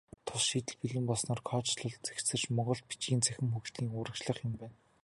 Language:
Mongolian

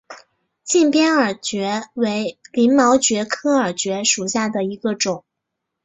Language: Chinese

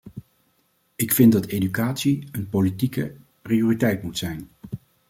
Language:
Dutch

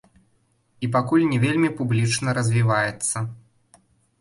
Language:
Belarusian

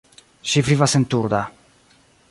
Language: Esperanto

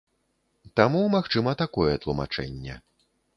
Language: Belarusian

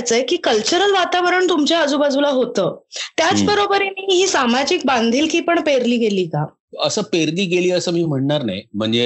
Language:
Marathi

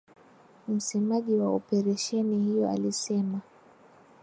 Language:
Swahili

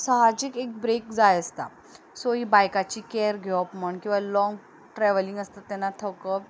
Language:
Konkani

